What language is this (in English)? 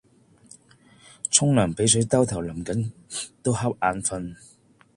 Cantonese